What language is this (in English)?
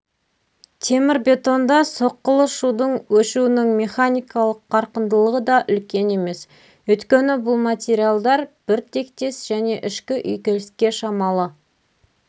Kazakh